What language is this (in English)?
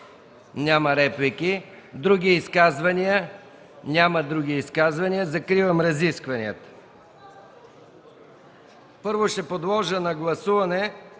Bulgarian